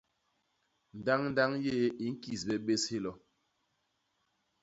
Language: Basaa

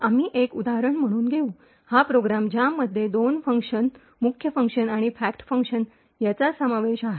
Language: Marathi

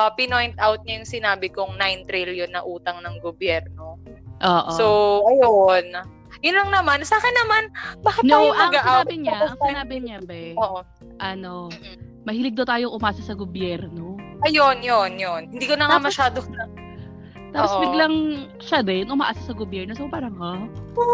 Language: Filipino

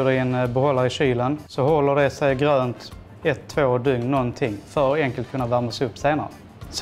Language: Swedish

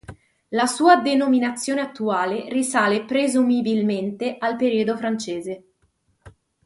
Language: Italian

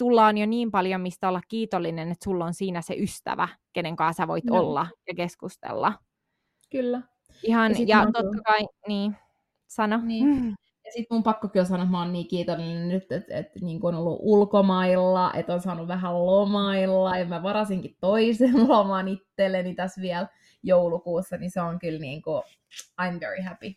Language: Finnish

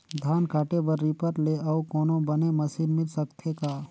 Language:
Chhattisgarhi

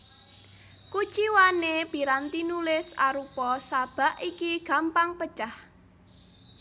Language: Javanese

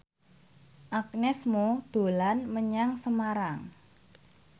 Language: Javanese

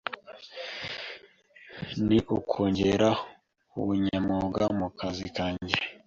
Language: Kinyarwanda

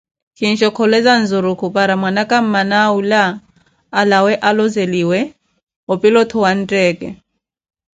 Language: Koti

